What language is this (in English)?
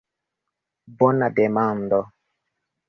Esperanto